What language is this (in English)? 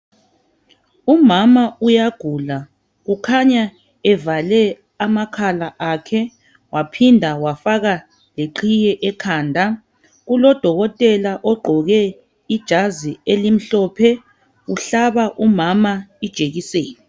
North Ndebele